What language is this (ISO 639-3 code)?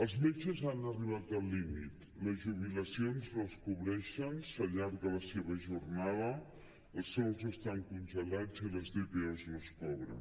cat